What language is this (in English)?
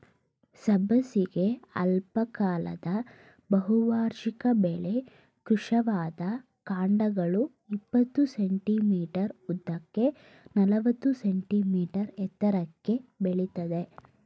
Kannada